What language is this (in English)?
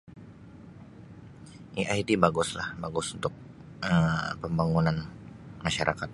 Sabah Bisaya